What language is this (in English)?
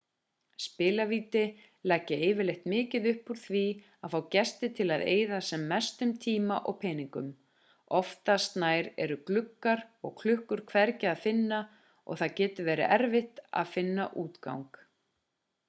Icelandic